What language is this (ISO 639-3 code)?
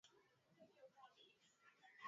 swa